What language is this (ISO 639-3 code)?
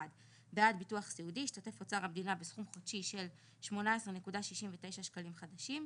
heb